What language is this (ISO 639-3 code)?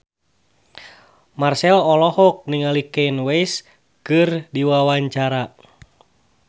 sun